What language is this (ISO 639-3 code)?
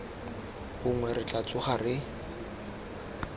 tsn